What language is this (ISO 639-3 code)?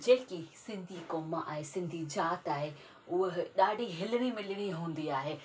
snd